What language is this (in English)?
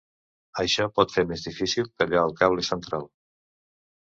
Catalan